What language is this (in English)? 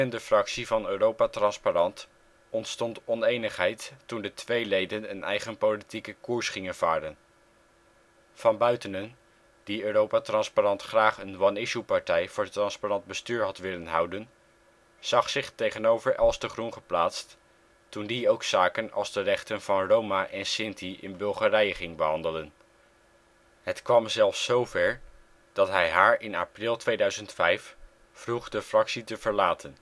Dutch